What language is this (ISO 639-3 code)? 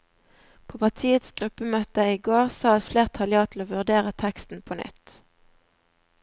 nor